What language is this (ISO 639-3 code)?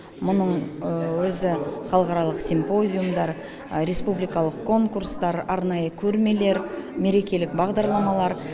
kaz